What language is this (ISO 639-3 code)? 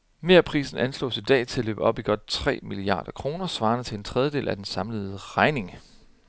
dan